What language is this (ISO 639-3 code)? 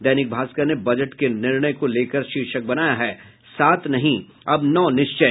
hin